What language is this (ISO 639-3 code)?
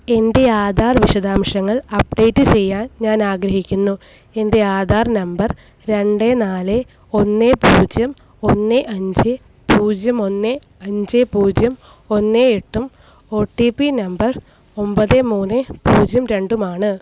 mal